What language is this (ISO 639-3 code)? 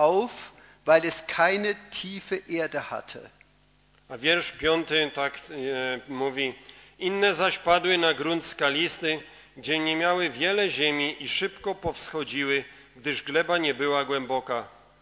pol